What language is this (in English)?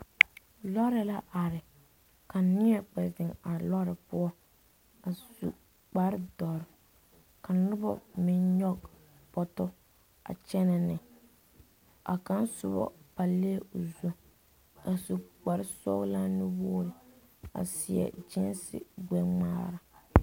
Southern Dagaare